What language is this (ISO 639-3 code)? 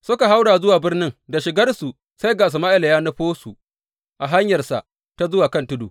hau